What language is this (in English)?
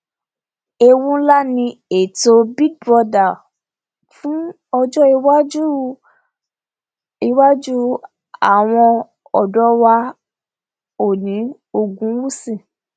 Yoruba